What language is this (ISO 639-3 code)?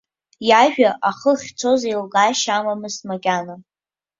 abk